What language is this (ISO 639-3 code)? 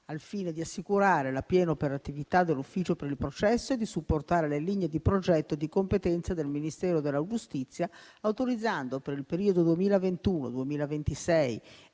ita